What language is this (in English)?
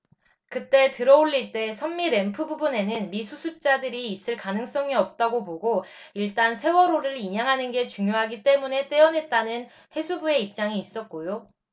Korean